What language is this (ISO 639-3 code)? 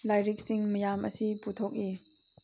mni